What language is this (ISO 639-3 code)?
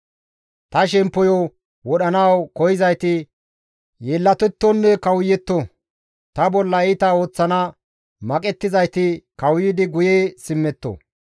gmv